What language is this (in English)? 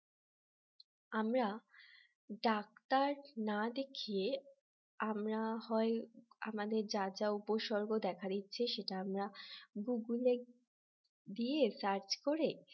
Bangla